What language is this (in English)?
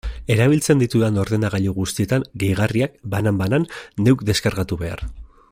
Basque